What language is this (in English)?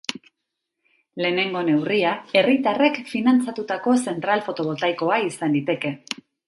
Basque